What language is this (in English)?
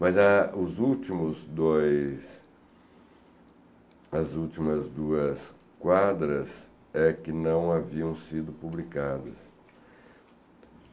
Portuguese